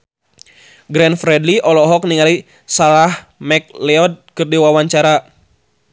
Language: Sundanese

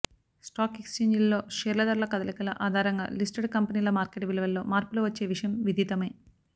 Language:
Telugu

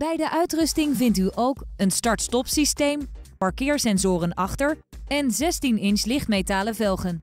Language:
Dutch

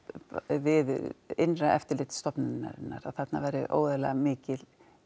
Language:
Icelandic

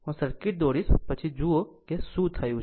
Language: Gujarati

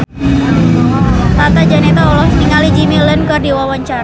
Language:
Sundanese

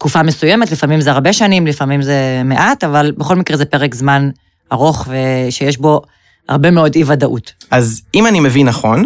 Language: Hebrew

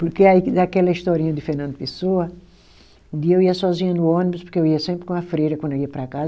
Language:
Portuguese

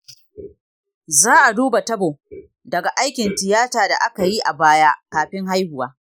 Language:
Hausa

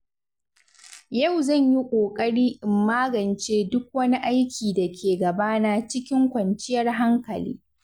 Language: Hausa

